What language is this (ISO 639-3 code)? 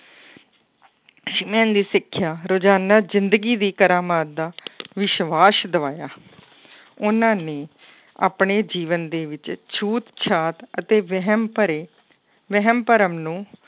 pan